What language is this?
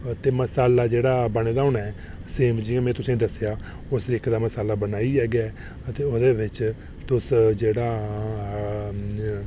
Dogri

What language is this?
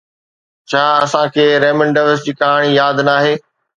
Sindhi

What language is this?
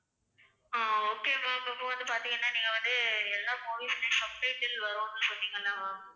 Tamil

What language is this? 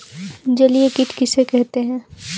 Hindi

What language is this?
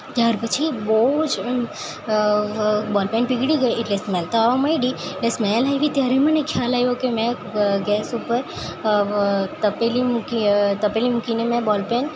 Gujarati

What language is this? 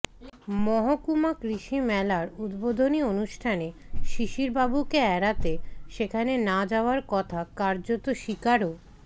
Bangla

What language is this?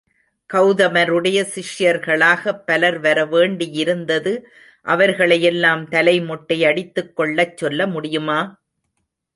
Tamil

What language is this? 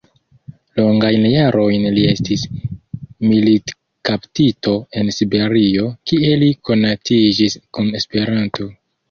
Esperanto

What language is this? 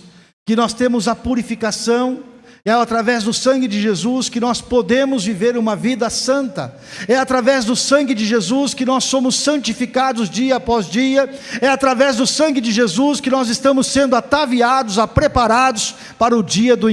Portuguese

